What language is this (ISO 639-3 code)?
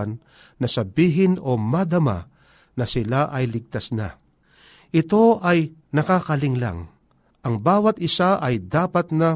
fil